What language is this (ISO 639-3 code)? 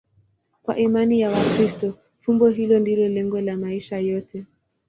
swa